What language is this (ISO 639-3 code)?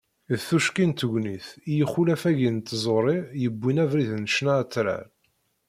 kab